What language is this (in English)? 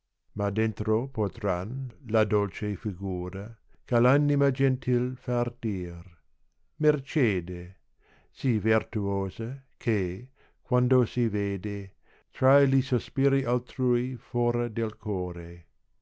Italian